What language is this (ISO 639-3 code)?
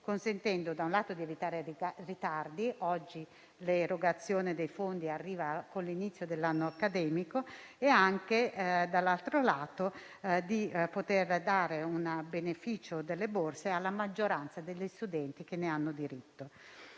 ita